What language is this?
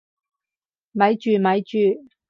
Cantonese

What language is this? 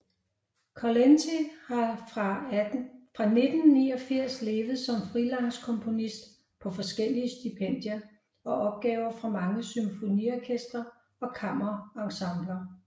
Danish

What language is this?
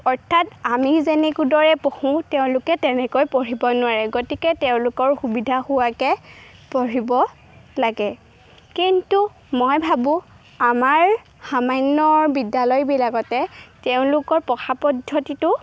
Assamese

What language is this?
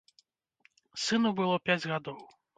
Belarusian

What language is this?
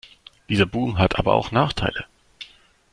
German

